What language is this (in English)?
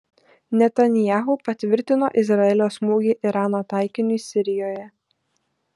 Lithuanian